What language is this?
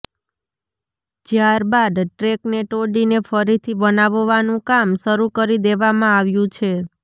Gujarati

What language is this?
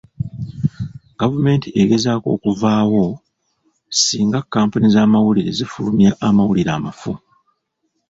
Ganda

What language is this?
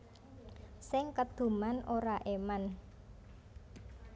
Javanese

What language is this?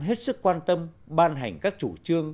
Vietnamese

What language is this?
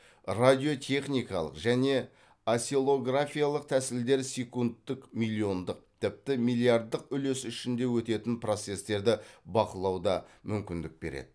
Kazakh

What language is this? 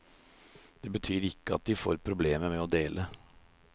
Norwegian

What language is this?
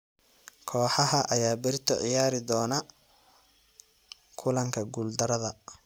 Somali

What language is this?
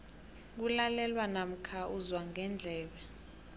South Ndebele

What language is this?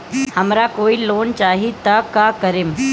Bhojpuri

